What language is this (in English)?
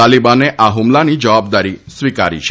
Gujarati